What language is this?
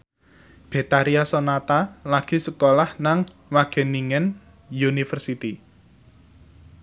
Javanese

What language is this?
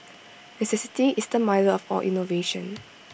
English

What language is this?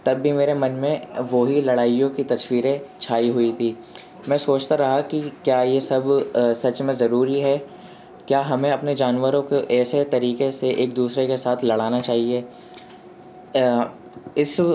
Urdu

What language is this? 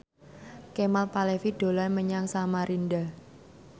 Javanese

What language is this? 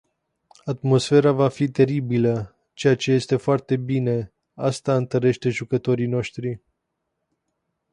Romanian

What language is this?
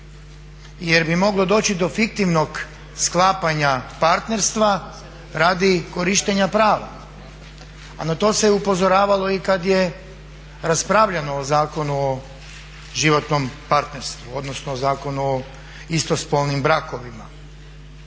Croatian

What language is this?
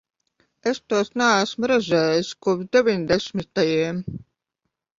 Latvian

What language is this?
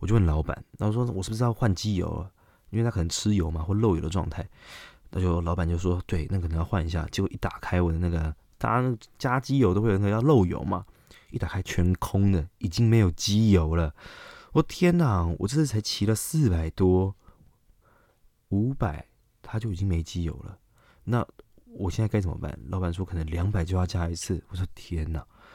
Chinese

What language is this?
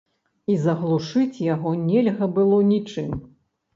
Belarusian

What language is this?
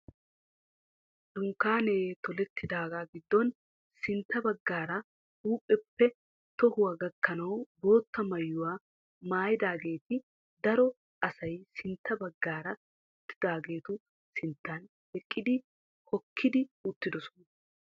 Wolaytta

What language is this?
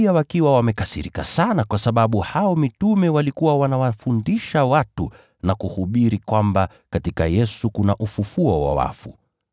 Swahili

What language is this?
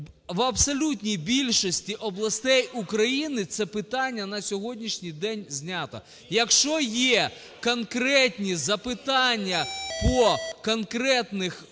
Ukrainian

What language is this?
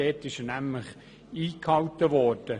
Swiss German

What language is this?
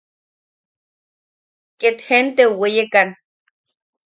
Yaqui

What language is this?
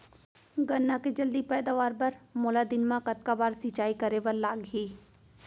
Chhattisgarhi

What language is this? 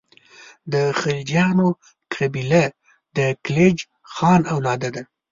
Pashto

